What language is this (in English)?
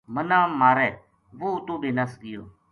Gujari